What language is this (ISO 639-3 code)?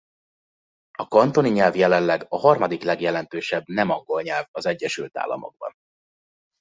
hun